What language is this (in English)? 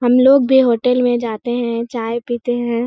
Hindi